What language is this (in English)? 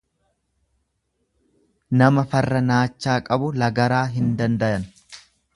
Oromo